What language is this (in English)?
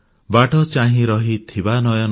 Odia